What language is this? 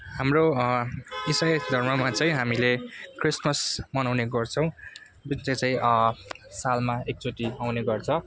Nepali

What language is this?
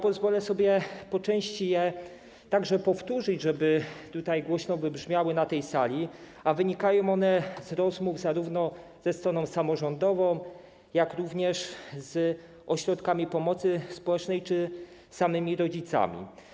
Polish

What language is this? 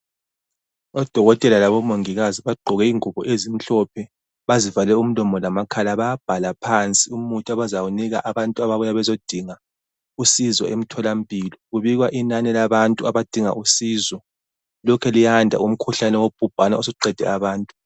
North Ndebele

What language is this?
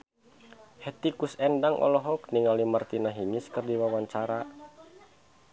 Sundanese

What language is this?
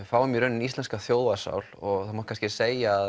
Icelandic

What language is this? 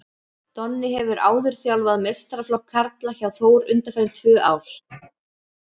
Icelandic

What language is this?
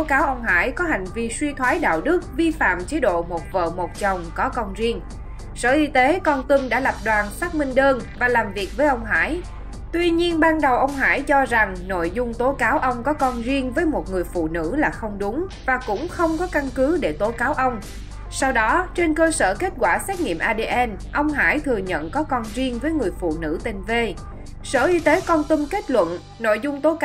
Vietnamese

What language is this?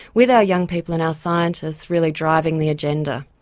English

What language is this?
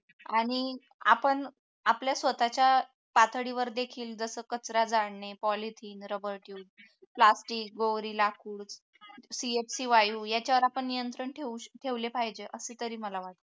Marathi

